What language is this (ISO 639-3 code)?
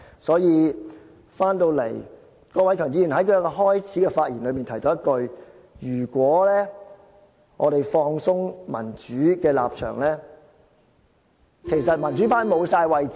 yue